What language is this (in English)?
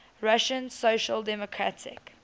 English